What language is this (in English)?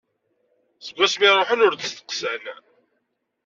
Kabyle